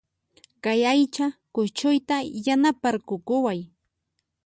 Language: Puno Quechua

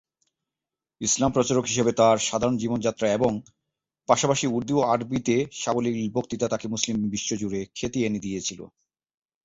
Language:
Bangla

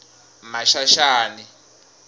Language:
Tsonga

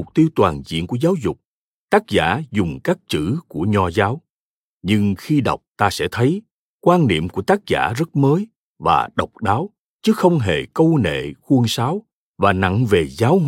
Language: Vietnamese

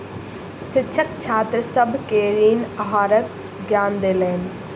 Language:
Maithili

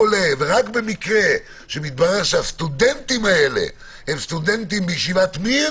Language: Hebrew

